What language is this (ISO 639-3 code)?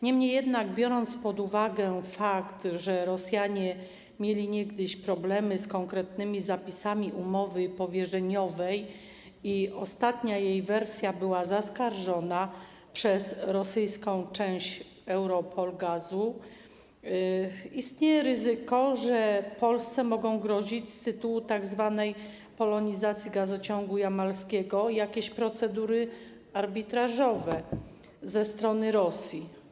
pol